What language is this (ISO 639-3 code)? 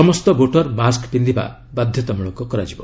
ori